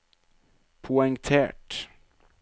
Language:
Norwegian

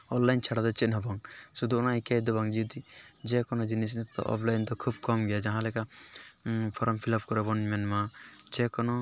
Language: Santali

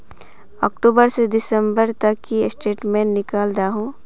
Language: Magahi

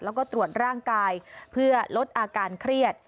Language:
Thai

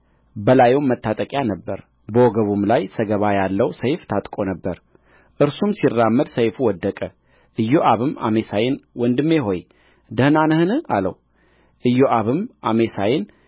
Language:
Amharic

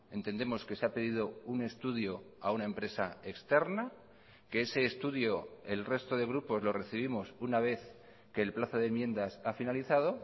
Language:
Spanish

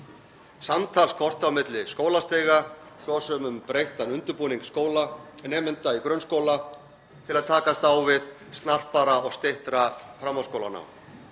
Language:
Icelandic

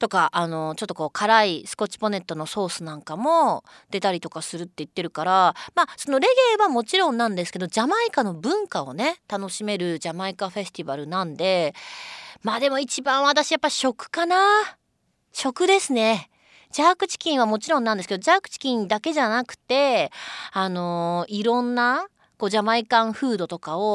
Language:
Japanese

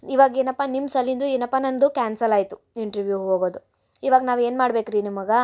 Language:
Kannada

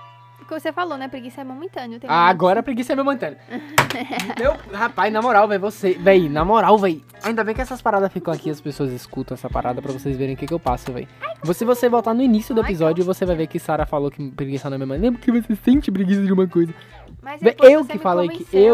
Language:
Portuguese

